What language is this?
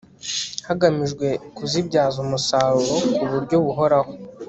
Kinyarwanda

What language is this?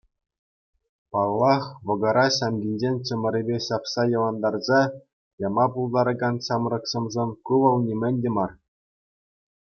Chuvash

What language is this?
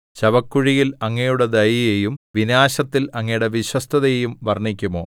Malayalam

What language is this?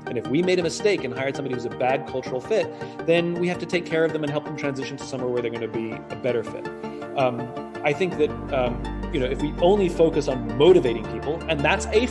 English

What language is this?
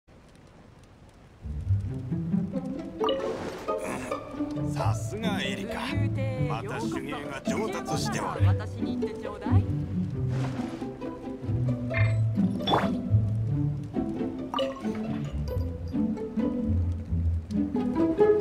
Japanese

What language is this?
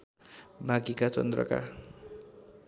Nepali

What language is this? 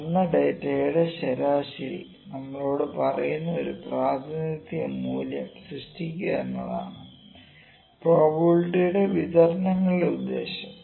Malayalam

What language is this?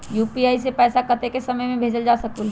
Magahi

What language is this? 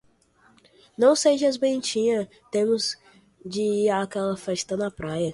Portuguese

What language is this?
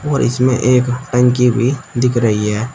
Hindi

